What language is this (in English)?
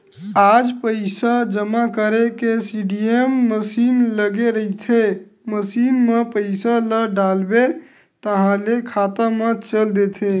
Chhattisgarhi